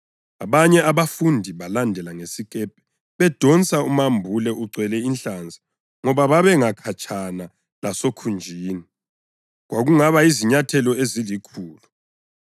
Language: North Ndebele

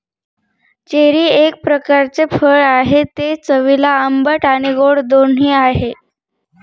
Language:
Marathi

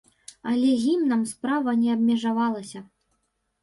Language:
Belarusian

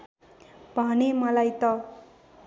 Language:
Nepali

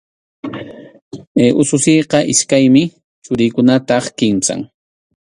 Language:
Arequipa-La Unión Quechua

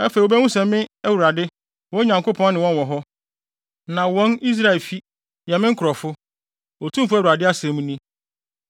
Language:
Akan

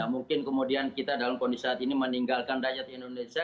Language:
Indonesian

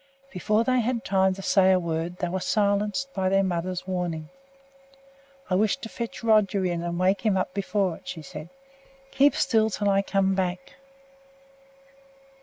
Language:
English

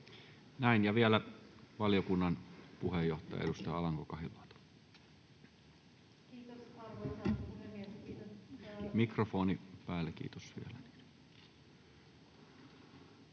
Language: Finnish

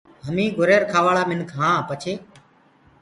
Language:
Gurgula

